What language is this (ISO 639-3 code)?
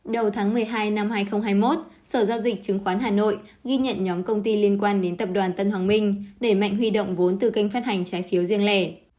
vie